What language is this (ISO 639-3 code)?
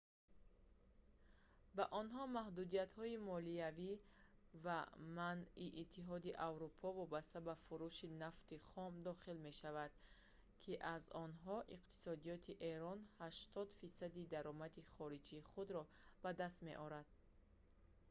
tgk